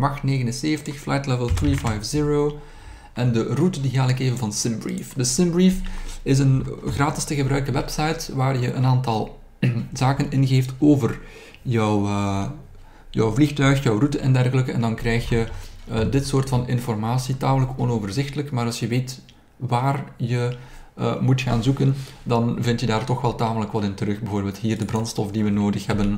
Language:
Dutch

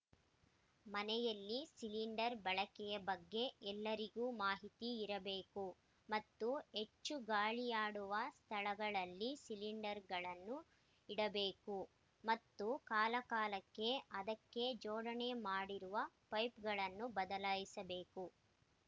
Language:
Kannada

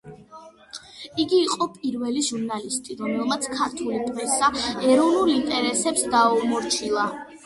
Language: Georgian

